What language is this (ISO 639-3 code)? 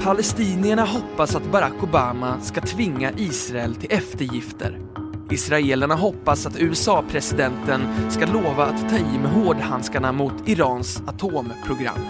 swe